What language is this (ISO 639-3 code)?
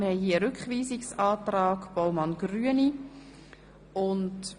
gsw